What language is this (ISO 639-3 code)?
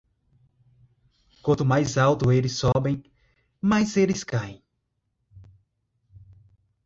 por